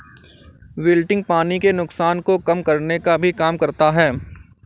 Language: Hindi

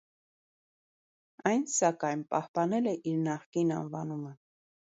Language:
Armenian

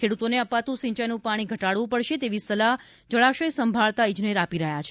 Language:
Gujarati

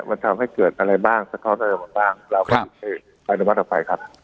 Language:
Thai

